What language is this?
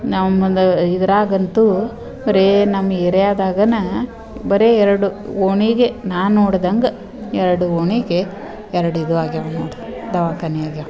Kannada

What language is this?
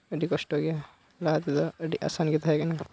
Santali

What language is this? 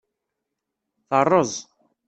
Kabyle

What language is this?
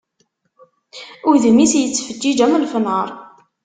Kabyle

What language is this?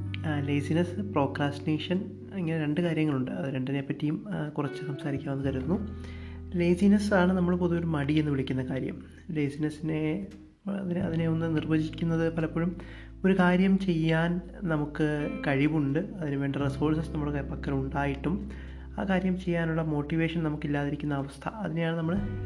Malayalam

